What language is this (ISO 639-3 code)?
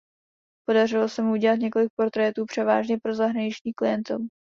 ces